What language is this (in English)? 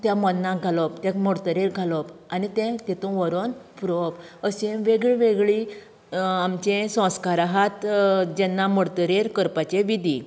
Konkani